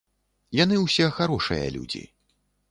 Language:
Belarusian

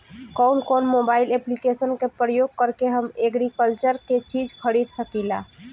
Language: Bhojpuri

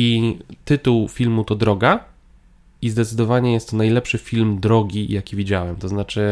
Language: Polish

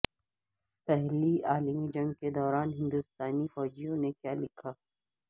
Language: Urdu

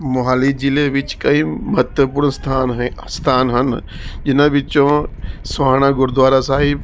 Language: Punjabi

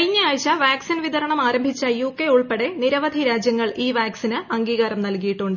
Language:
Malayalam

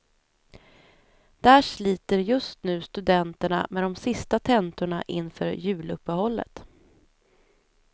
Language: Swedish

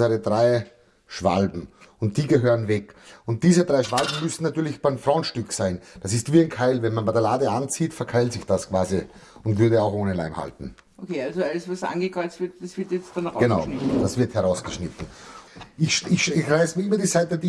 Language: German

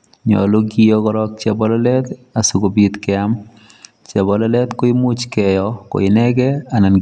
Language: Kalenjin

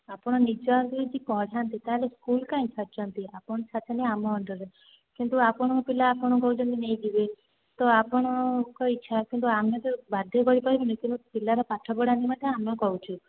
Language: Odia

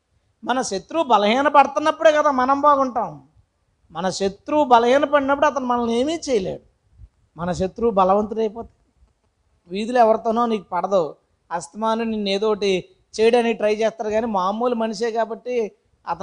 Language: Telugu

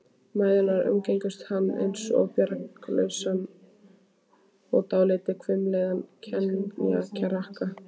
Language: Icelandic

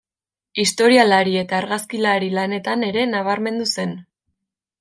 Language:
Basque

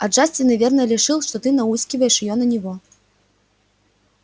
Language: Russian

